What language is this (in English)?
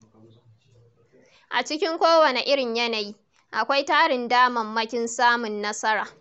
Hausa